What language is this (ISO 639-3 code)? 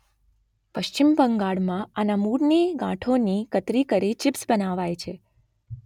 guj